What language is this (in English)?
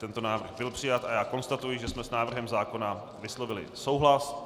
Czech